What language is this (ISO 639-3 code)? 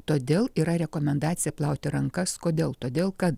lit